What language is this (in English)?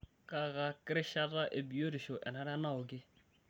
Masai